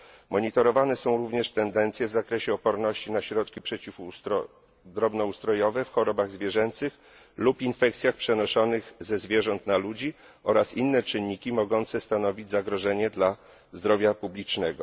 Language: Polish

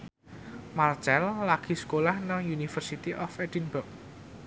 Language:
Javanese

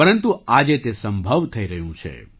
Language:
Gujarati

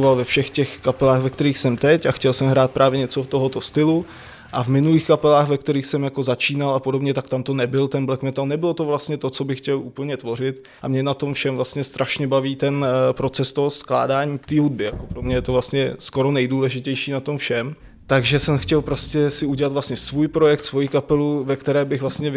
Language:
Czech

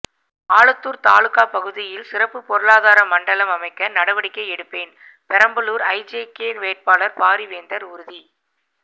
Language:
Tamil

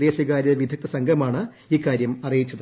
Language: Malayalam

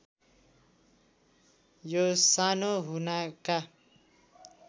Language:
Nepali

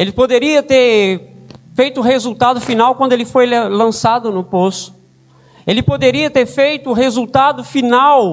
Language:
Portuguese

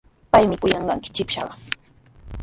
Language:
Sihuas Ancash Quechua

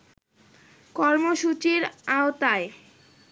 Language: Bangla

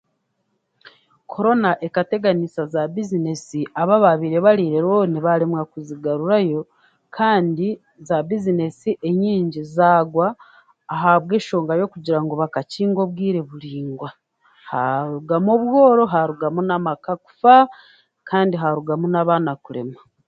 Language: Chiga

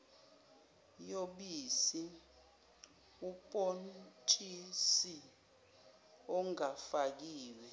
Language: Zulu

